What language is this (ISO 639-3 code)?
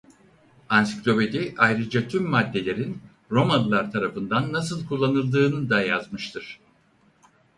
tur